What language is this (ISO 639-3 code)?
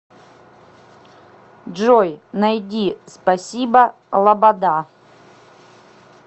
rus